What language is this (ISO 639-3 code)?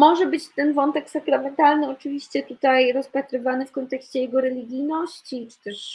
pol